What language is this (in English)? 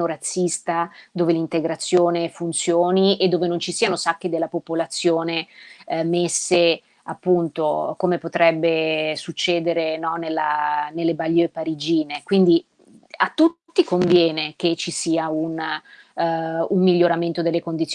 Italian